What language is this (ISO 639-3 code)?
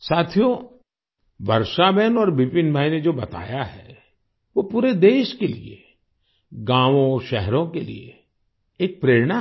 hin